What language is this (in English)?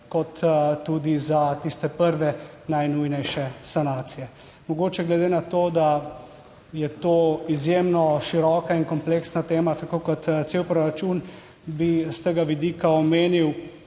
Slovenian